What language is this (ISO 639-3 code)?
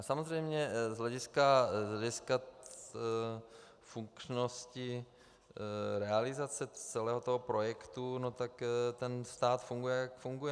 ces